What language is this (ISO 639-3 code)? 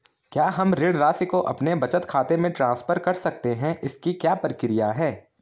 hin